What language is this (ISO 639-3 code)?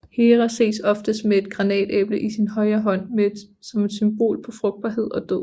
dan